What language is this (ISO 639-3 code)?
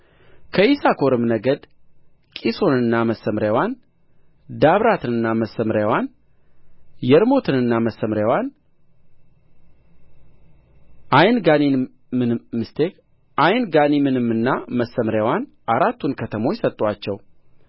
amh